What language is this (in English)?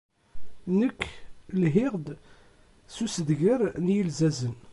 Kabyle